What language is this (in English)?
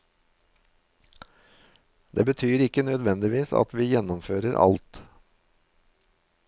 Norwegian